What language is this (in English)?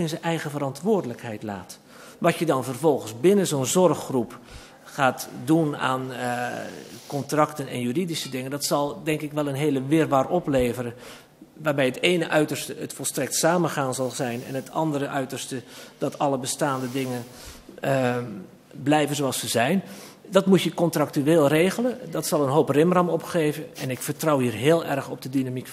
Dutch